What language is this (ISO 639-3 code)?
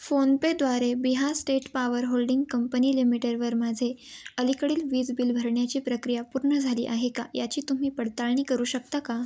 mar